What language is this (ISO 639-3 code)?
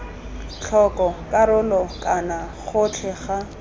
tsn